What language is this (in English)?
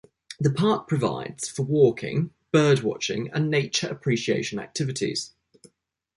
English